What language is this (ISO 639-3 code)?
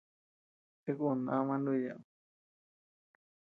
cux